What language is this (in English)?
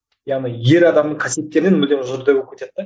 Kazakh